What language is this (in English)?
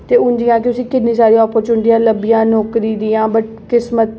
Dogri